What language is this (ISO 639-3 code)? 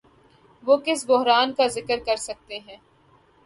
urd